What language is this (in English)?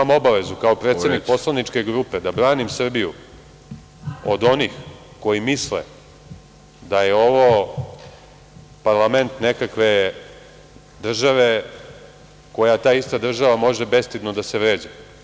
Serbian